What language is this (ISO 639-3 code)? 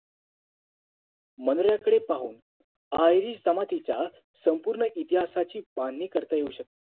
mar